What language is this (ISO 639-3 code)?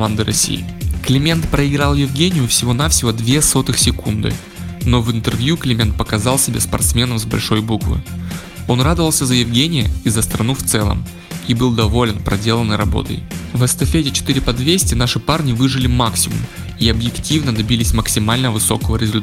rus